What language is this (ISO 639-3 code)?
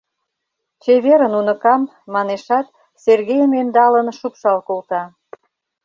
chm